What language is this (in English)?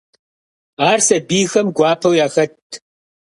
Kabardian